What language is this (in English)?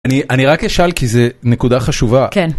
Hebrew